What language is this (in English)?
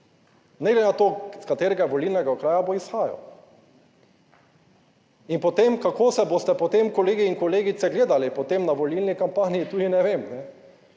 Slovenian